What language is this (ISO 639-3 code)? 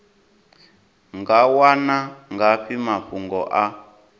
ven